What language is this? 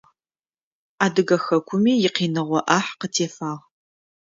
Adyghe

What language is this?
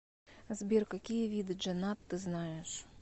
Russian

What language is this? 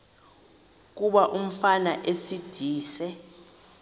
Xhosa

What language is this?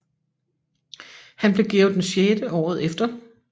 Danish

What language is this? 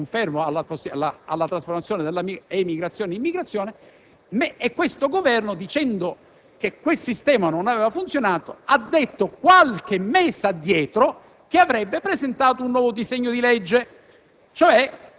Italian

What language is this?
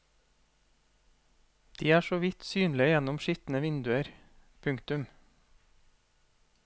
Norwegian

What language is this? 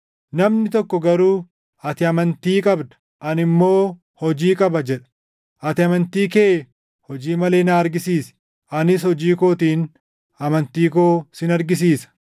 Oromo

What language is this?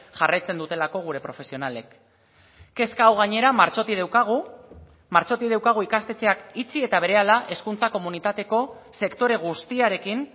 Basque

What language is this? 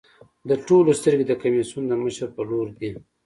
Pashto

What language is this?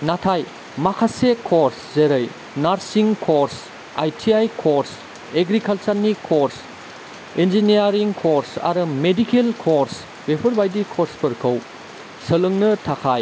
Bodo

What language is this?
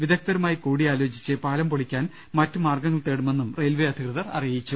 Malayalam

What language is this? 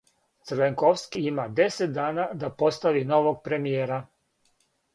Serbian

